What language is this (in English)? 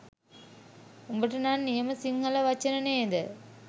Sinhala